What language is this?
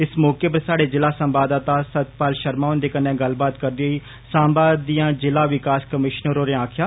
Dogri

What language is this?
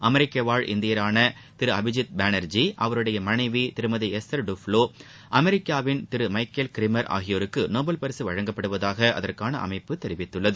Tamil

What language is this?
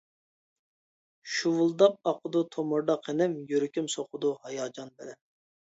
Uyghur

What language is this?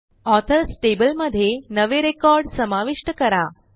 Marathi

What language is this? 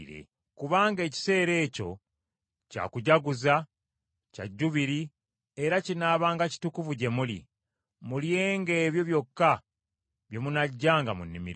Ganda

